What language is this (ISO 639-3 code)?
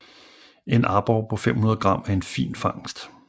dan